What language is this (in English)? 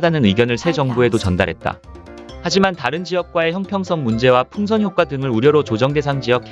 Korean